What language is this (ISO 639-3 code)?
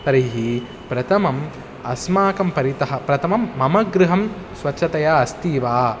san